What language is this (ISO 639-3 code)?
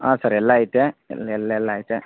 kan